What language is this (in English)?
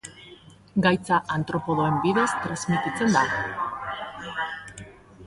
Basque